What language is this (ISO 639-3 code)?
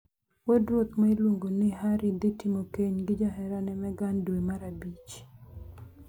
luo